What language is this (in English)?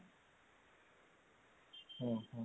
Odia